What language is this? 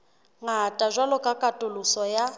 Southern Sotho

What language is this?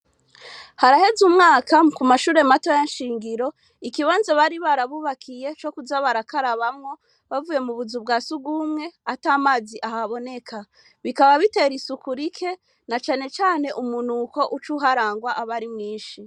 Rundi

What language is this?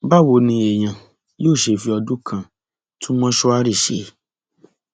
Yoruba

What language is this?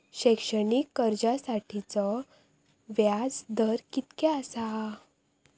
Marathi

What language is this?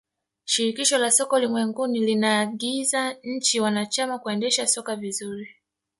Swahili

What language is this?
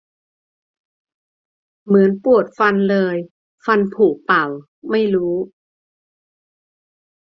Thai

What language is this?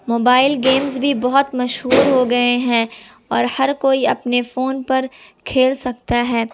Urdu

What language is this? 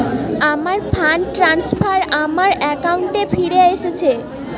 Bangla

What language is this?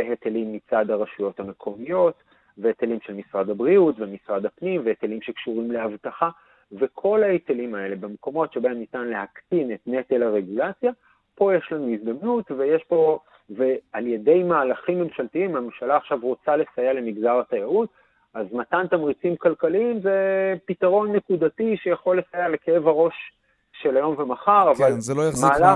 Hebrew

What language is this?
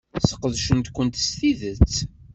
Kabyle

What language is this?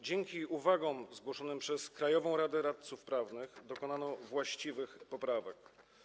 Polish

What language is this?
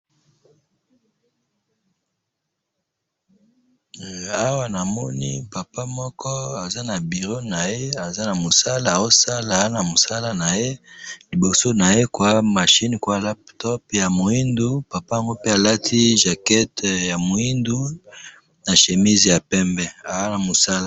Lingala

